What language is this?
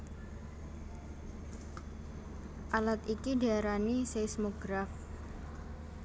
Javanese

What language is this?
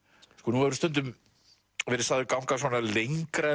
Icelandic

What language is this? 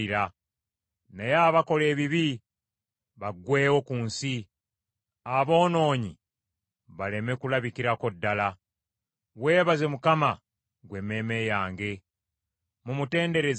Ganda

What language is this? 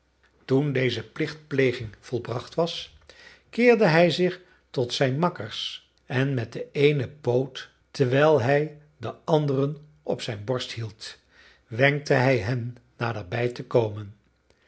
Dutch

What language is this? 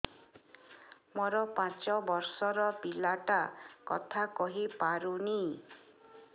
Odia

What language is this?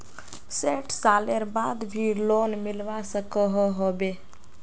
Magahi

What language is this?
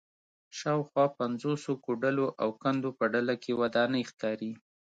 Pashto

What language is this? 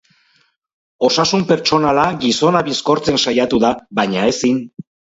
Basque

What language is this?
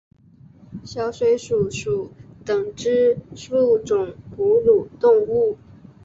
Chinese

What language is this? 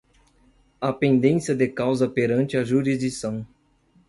Portuguese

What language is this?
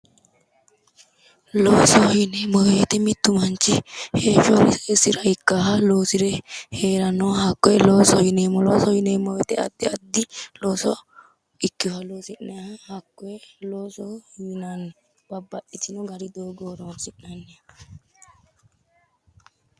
Sidamo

